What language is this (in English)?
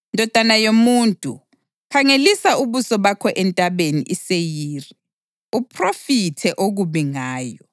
North Ndebele